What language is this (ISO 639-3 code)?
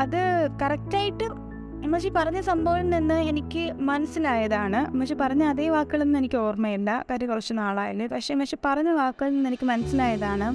mal